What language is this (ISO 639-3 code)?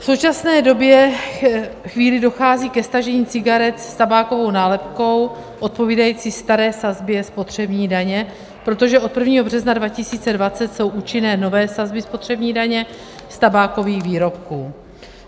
ces